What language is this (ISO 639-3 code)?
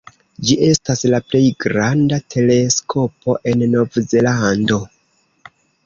epo